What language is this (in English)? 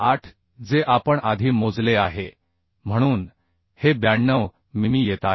Marathi